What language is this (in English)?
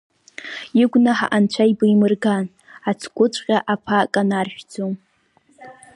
Abkhazian